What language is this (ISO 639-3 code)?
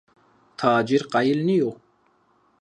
zza